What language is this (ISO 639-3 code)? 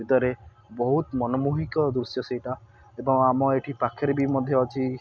ori